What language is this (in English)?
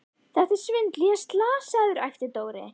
Icelandic